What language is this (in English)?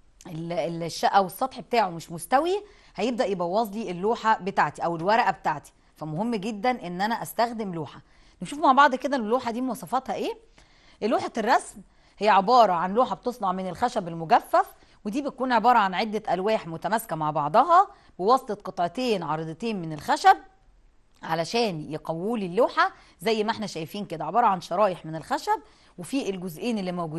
Arabic